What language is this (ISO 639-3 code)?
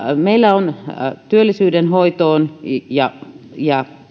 fin